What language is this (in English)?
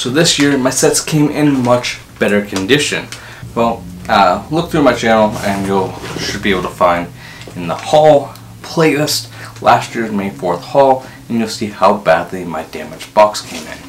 English